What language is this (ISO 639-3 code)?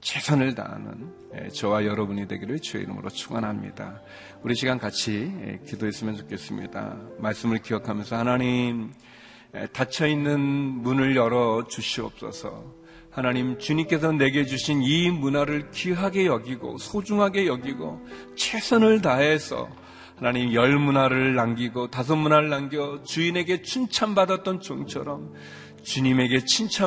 kor